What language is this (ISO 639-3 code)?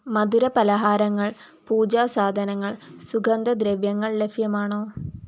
mal